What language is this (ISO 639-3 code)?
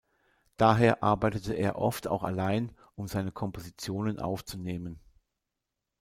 deu